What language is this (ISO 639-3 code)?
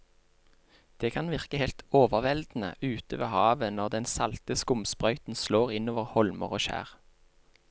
nor